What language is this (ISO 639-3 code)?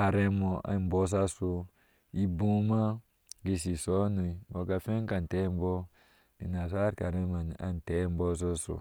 ahs